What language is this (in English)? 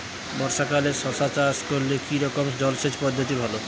Bangla